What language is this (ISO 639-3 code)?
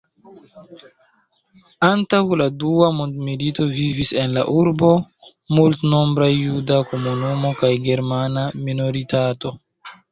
epo